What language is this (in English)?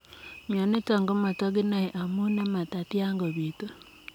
Kalenjin